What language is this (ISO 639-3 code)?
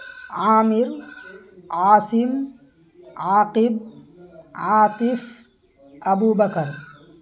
urd